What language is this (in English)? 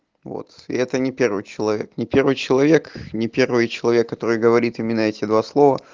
Russian